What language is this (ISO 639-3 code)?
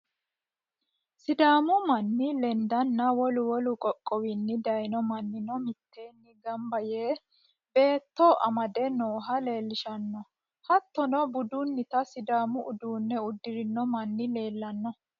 sid